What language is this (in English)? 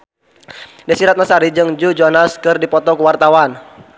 Sundanese